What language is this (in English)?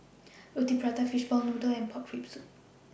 English